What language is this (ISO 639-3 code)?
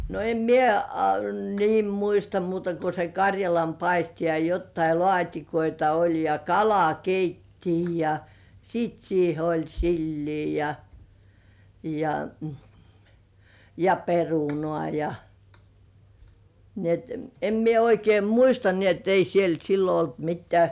fin